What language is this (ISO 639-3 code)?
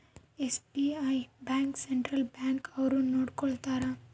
kan